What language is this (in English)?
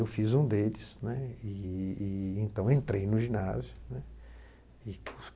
Portuguese